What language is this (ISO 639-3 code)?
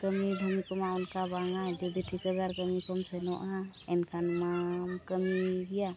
sat